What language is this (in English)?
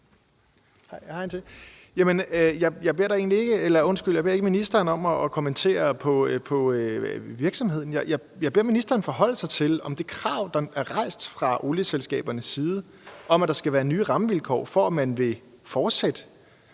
Danish